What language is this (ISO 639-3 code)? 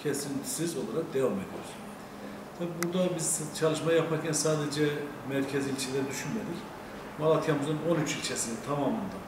tur